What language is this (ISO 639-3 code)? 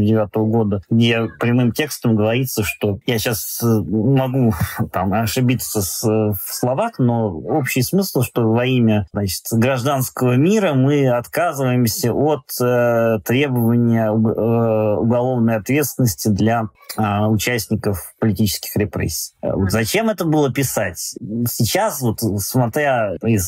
rus